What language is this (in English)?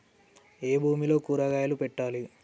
Telugu